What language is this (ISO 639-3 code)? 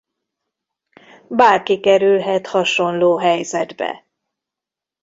hun